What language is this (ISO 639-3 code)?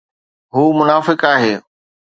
snd